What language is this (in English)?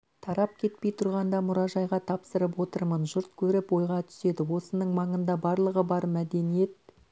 Kazakh